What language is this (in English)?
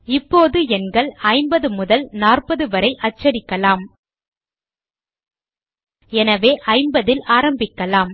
Tamil